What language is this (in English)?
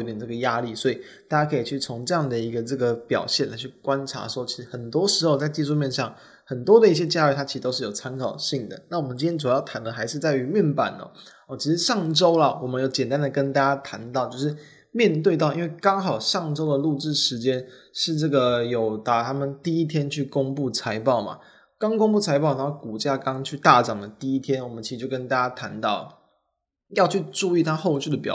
Chinese